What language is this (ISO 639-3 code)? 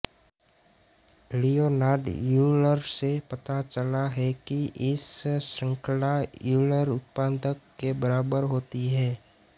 hin